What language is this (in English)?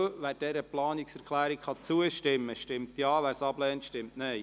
Swiss German